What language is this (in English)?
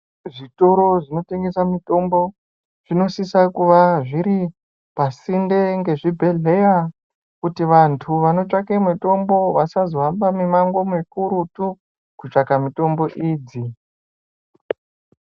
Ndau